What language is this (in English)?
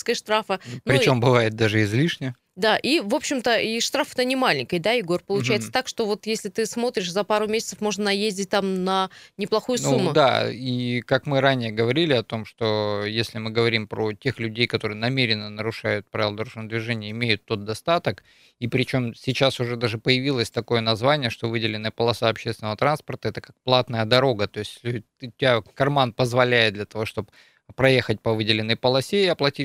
Russian